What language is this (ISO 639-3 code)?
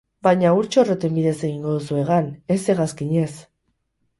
eus